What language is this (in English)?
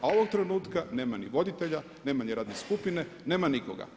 Croatian